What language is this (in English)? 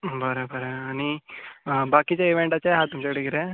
Konkani